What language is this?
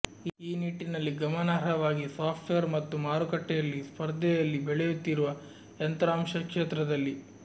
Kannada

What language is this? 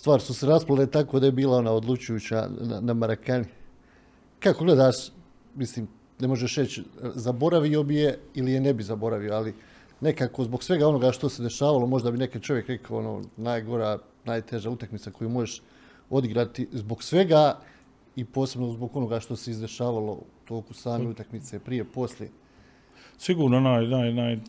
Croatian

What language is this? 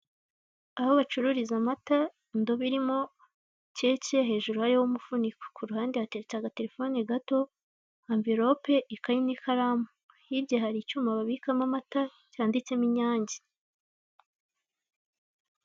Kinyarwanda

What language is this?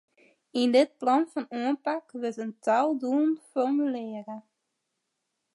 Western Frisian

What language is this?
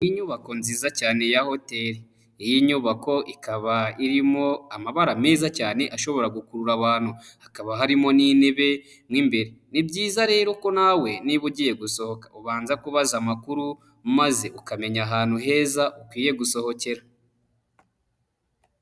Kinyarwanda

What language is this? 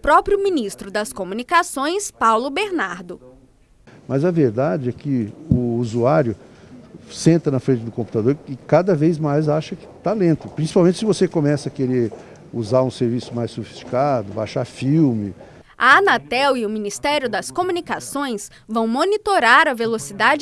Portuguese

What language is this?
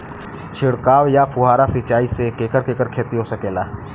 Bhojpuri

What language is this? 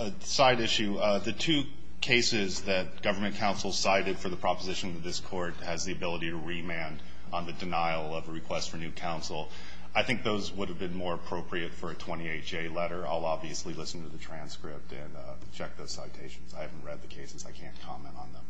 English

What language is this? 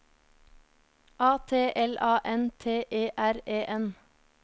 Norwegian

